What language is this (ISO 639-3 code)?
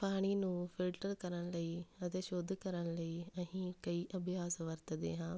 pan